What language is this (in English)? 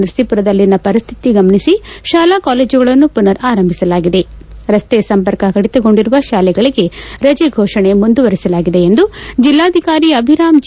Kannada